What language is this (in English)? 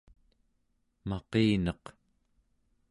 Central Yupik